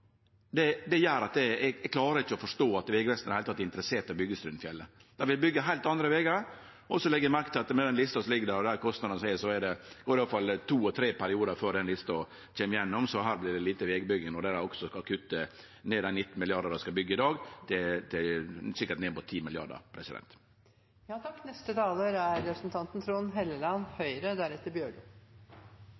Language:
Norwegian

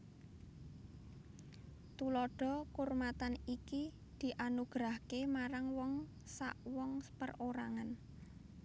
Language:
Javanese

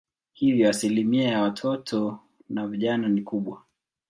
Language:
Swahili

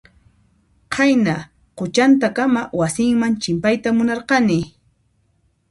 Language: Puno Quechua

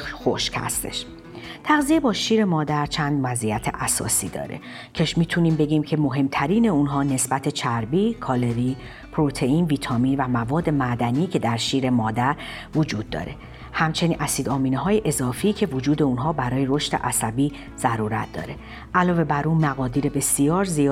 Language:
Persian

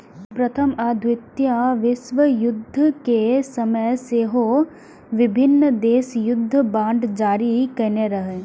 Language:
Maithili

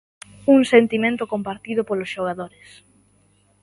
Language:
Galician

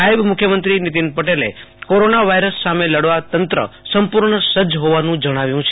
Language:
Gujarati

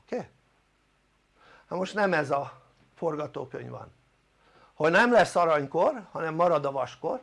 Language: Hungarian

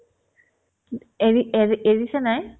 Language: Assamese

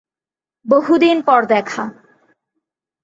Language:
Bangla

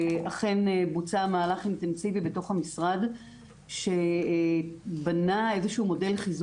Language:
Hebrew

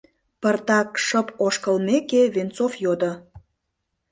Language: Mari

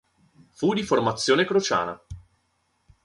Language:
Italian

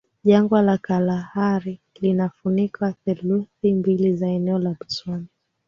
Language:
Swahili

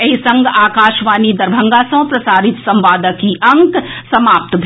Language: Maithili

